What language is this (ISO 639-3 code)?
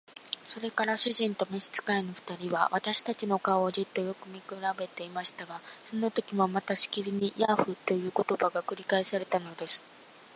jpn